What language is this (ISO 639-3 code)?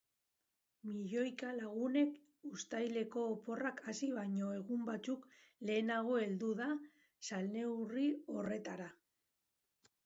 eus